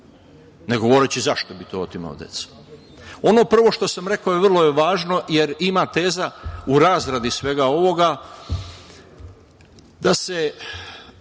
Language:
Serbian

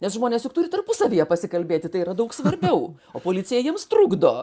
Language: Lithuanian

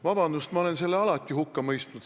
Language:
Estonian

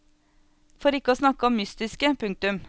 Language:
Norwegian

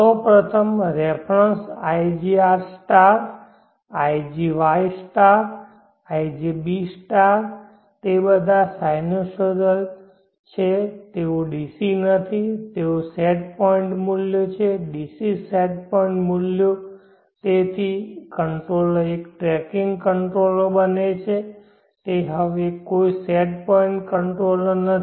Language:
Gujarati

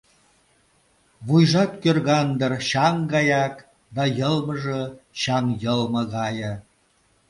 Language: Mari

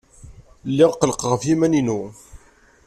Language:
Kabyle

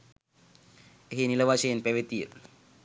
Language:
Sinhala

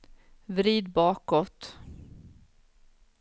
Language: Swedish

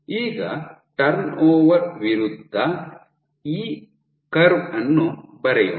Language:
Kannada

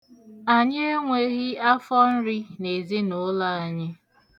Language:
Igbo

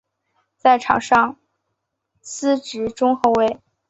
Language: Chinese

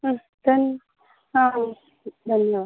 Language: Sanskrit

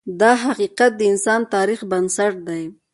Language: Pashto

